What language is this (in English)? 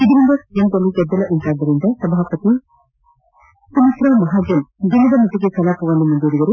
Kannada